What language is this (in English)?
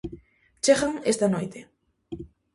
Galician